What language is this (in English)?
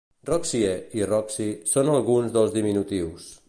Catalan